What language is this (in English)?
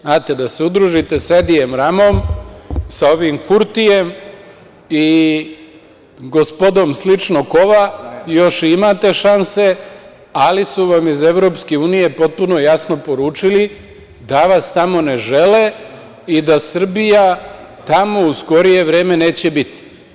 Serbian